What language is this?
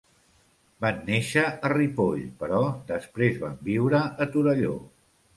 Catalan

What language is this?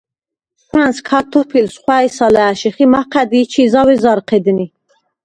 Svan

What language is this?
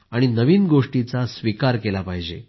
Marathi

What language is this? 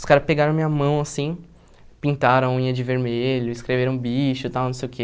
Portuguese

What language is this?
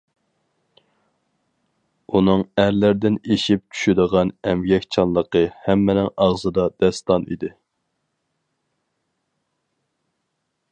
Uyghur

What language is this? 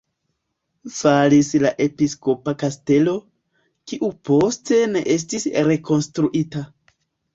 Esperanto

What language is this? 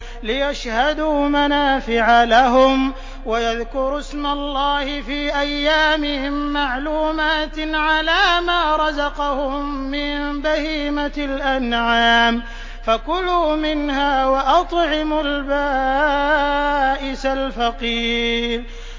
Arabic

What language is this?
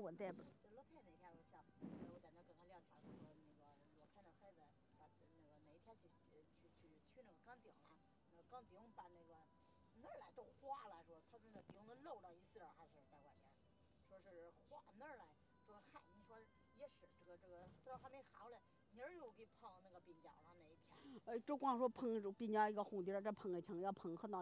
Chinese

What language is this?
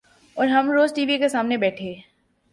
Urdu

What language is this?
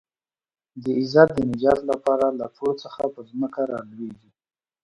Pashto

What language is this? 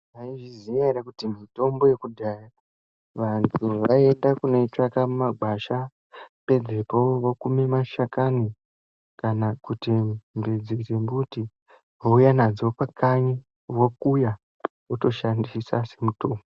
Ndau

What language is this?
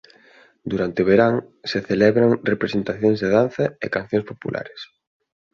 Galician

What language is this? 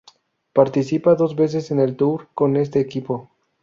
Spanish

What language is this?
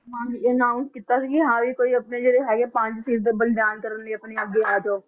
Punjabi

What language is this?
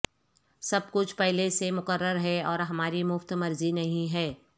Urdu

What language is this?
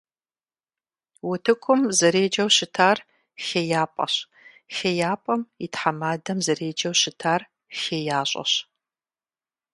Kabardian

